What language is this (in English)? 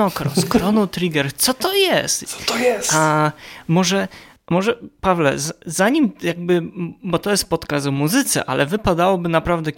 Polish